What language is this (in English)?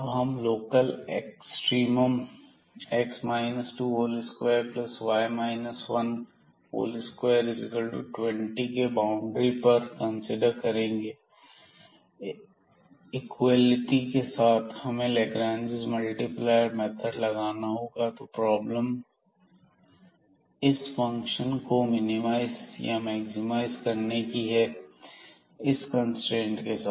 Hindi